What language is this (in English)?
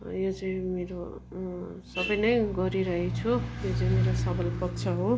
Nepali